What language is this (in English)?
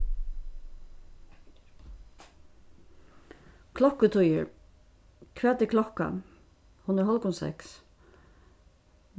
Faroese